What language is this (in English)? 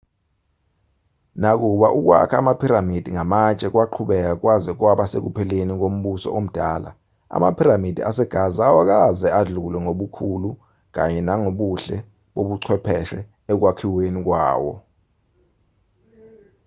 Zulu